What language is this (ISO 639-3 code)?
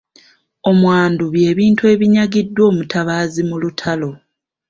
lug